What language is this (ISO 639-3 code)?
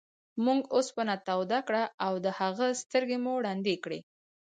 pus